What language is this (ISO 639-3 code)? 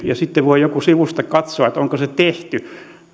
fin